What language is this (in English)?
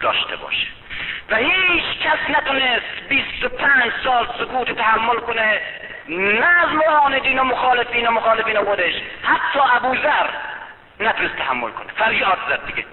Persian